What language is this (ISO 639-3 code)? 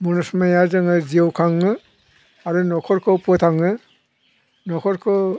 brx